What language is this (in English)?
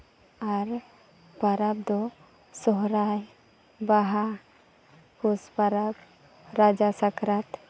Santali